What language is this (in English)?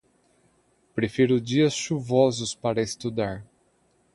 Portuguese